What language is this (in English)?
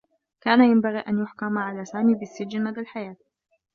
Arabic